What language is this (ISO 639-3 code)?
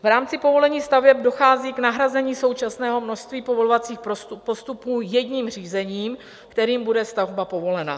ces